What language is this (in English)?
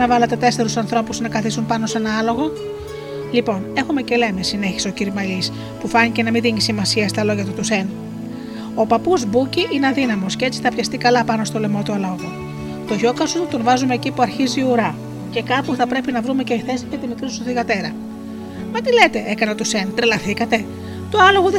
Greek